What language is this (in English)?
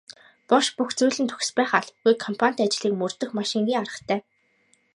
Mongolian